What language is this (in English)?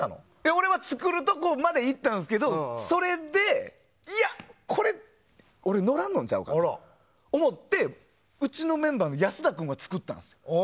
Japanese